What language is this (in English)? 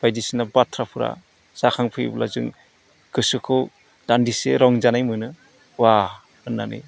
Bodo